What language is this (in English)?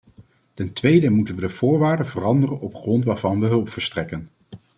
Dutch